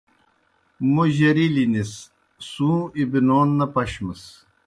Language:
Kohistani Shina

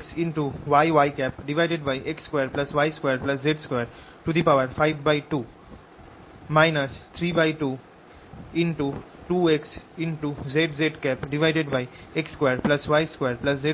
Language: Bangla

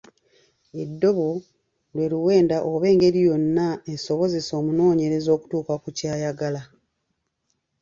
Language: Ganda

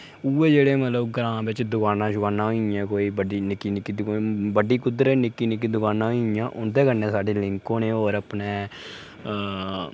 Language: Dogri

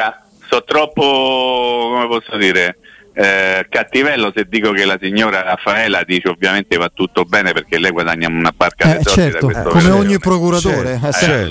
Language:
Italian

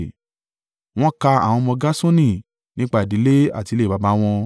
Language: Yoruba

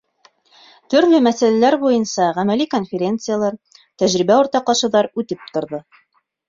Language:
Bashkir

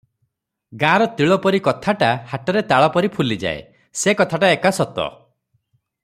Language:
Odia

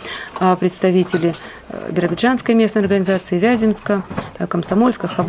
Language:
Russian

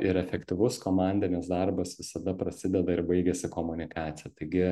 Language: Lithuanian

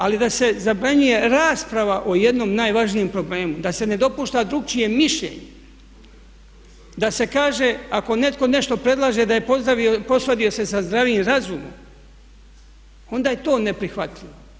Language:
Croatian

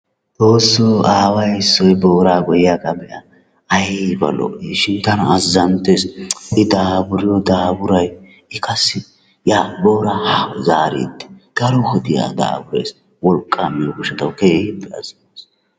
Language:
Wolaytta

